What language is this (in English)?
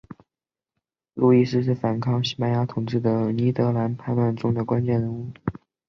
Chinese